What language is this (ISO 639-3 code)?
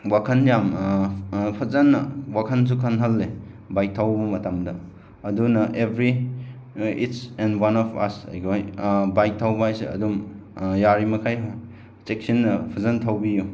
mni